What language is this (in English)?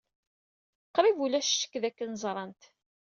Kabyle